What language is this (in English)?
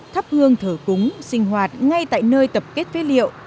Vietnamese